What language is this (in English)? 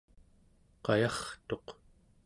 Central Yupik